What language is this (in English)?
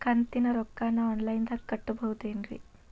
Kannada